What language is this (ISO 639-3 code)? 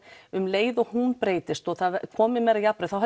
isl